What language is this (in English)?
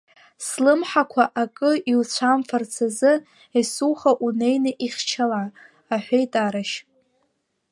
Abkhazian